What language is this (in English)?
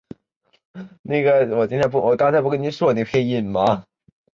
Chinese